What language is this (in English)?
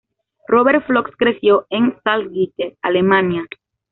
Spanish